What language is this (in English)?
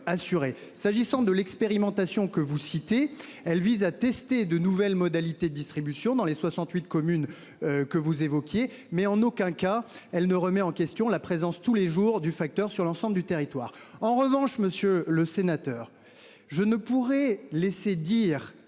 French